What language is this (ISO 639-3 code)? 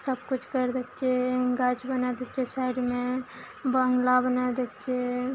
mai